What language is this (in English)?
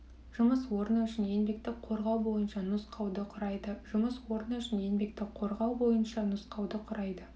Kazakh